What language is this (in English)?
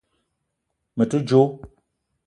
Eton (Cameroon)